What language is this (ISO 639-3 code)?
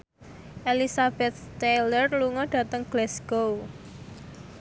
jav